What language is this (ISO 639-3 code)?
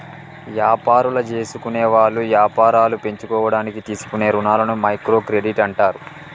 tel